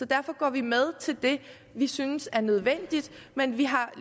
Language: Danish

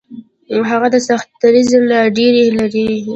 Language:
Pashto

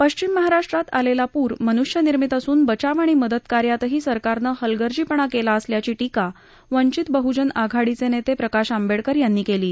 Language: Marathi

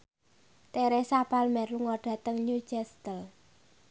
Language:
Javanese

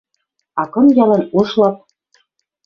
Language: Western Mari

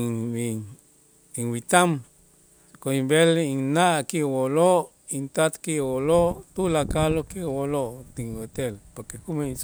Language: Itzá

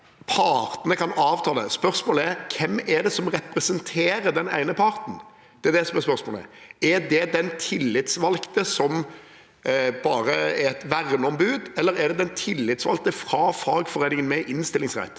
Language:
Norwegian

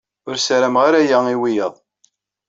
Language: Kabyle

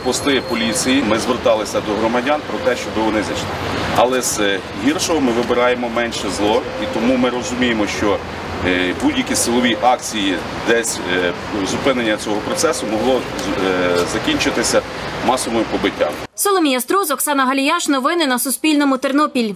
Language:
Ukrainian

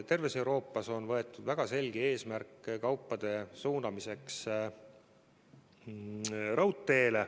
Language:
Estonian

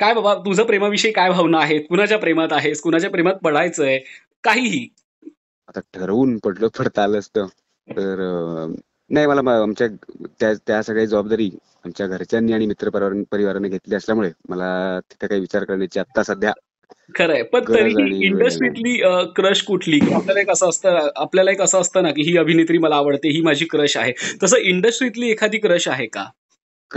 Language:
Marathi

